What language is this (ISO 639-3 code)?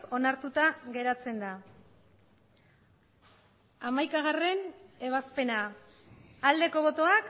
eus